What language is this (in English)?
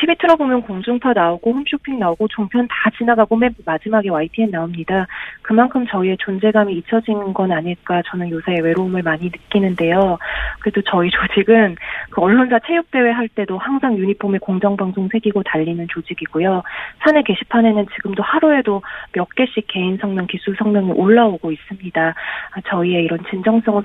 Korean